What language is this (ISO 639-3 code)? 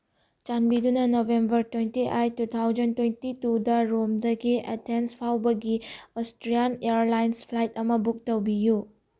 mni